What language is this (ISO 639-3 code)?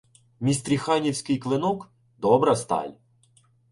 ukr